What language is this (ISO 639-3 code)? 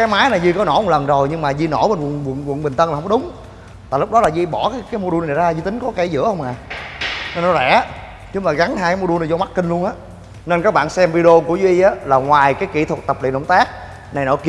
vie